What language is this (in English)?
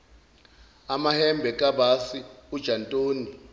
Zulu